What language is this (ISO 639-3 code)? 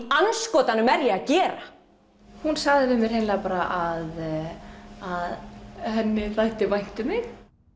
isl